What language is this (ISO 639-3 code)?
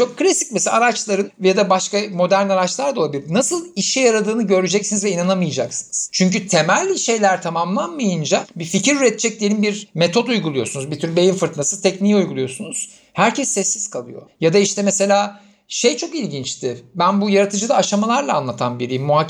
tur